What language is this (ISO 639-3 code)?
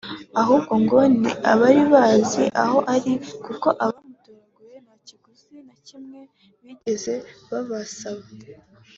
kin